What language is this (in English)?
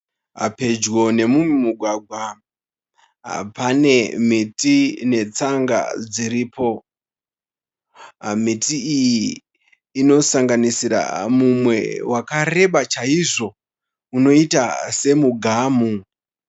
Shona